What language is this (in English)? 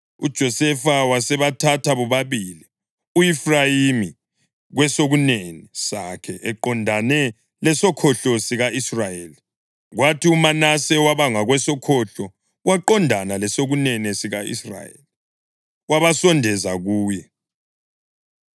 North Ndebele